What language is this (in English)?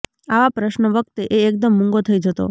Gujarati